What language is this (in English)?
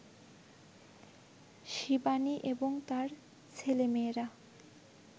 Bangla